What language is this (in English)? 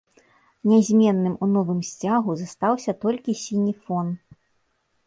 Belarusian